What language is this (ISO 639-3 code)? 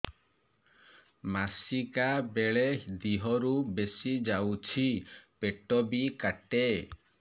ori